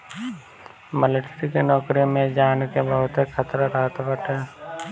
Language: Bhojpuri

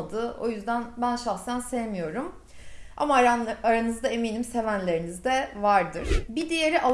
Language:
Turkish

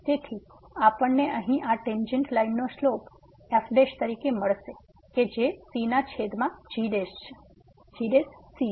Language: Gujarati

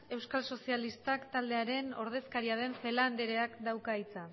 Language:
Basque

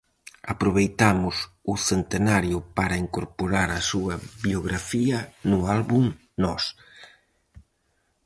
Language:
Galician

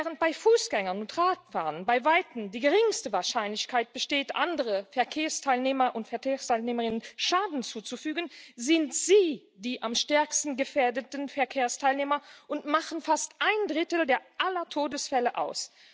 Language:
German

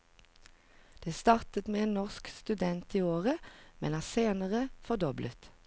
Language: Norwegian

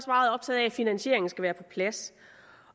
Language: Danish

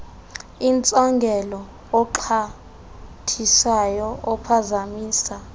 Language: Xhosa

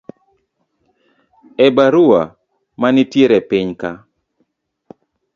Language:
Luo (Kenya and Tanzania)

